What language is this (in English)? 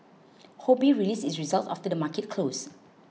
English